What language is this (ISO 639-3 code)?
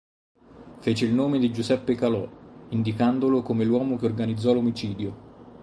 ita